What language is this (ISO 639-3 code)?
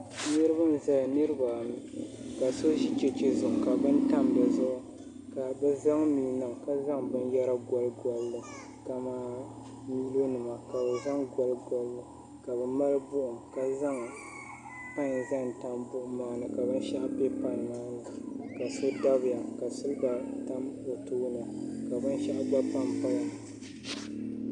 dag